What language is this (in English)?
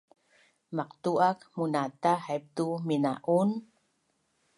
Bunun